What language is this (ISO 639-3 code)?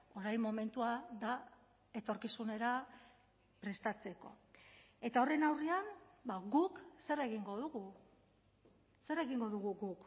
eus